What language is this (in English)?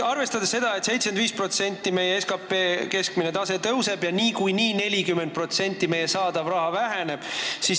Estonian